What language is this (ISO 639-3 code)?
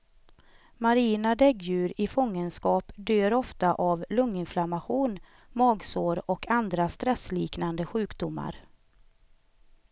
swe